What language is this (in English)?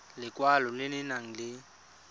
Tswana